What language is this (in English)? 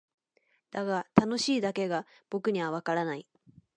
Japanese